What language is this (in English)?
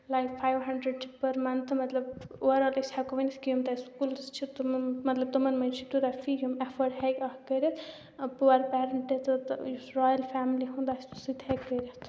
Kashmiri